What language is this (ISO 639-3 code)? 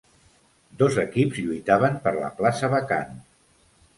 cat